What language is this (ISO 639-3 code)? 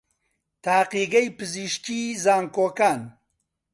ckb